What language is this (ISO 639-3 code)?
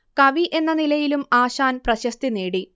mal